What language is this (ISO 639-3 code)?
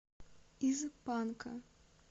rus